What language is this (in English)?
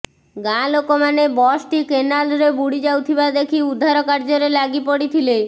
Odia